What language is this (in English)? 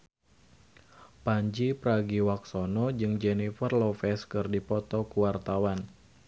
Sundanese